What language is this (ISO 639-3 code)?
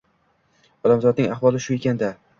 uzb